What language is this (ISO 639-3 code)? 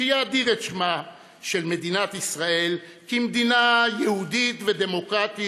heb